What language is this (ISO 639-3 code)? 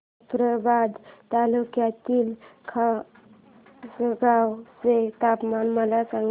mar